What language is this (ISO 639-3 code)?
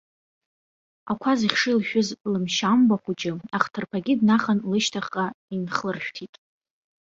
abk